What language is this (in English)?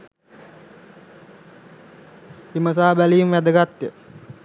Sinhala